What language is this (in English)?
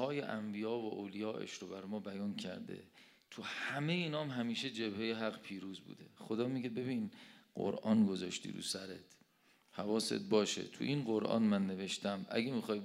Persian